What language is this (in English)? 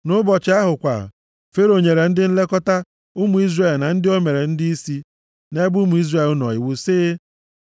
Igbo